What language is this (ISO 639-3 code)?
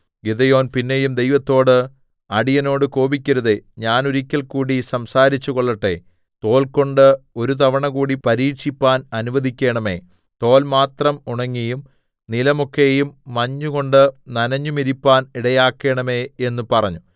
mal